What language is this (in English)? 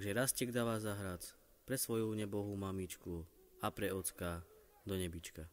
Romanian